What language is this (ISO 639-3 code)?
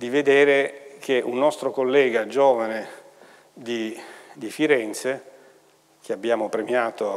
ita